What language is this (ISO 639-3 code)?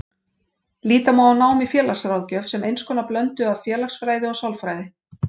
isl